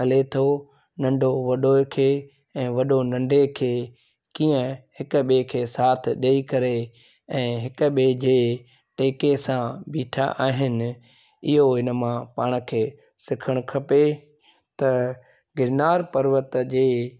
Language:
Sindhi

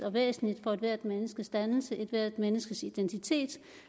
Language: Danish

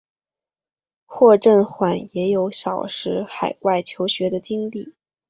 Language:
Chinese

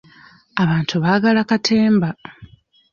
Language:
Ganda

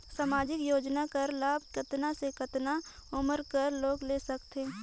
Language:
Chhattisgarhi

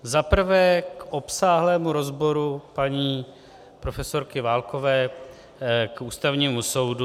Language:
Czech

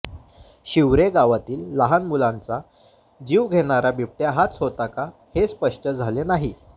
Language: Marathi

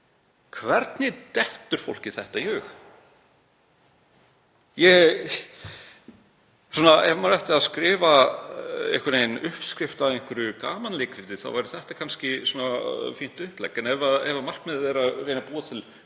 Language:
Icelandic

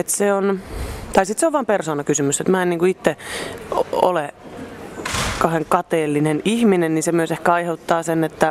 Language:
Finnish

